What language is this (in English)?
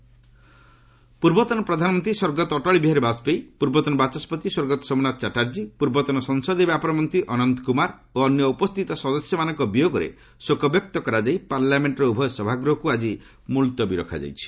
Odia